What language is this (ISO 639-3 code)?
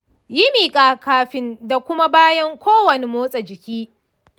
hau